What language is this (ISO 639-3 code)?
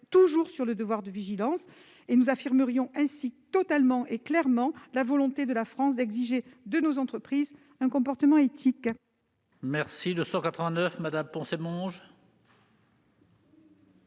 fra